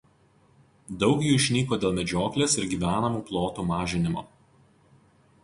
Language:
Lithuanian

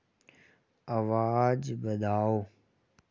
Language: Dogri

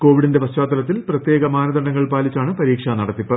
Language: Malayalam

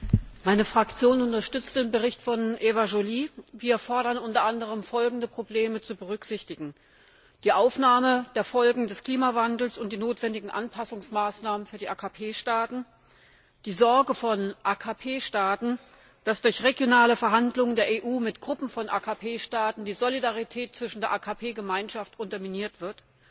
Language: German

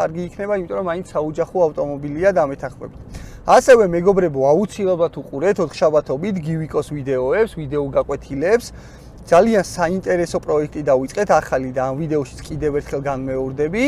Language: Romanian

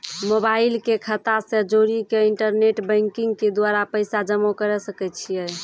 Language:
Maithili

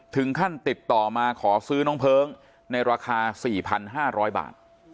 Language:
Thai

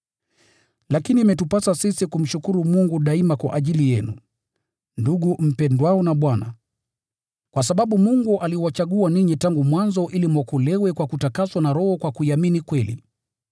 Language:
Swahili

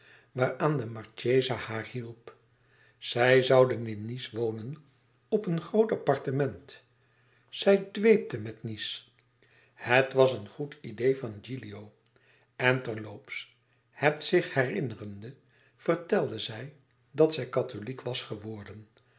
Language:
Dutch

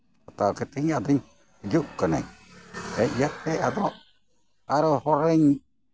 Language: Santali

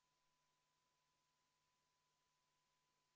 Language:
Estonian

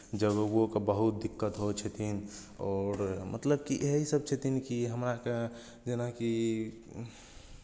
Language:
Maithili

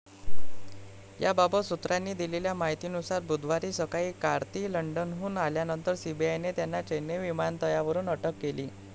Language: Marathi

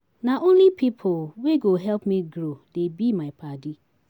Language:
Nigerian Pidgin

